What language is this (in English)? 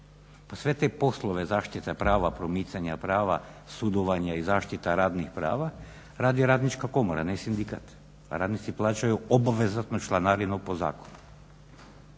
Croatian